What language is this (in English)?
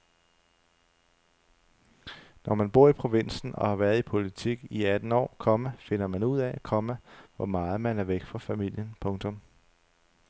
Danish